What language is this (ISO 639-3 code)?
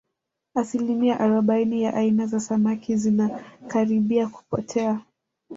swa